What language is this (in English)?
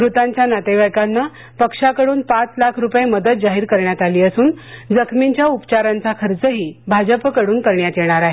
Marathi